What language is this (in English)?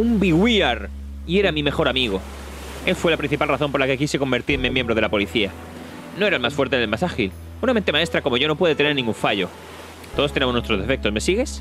Spanish